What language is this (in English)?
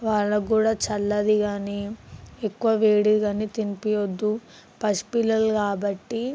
Telugu